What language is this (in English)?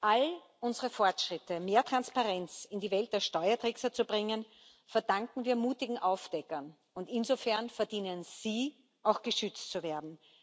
German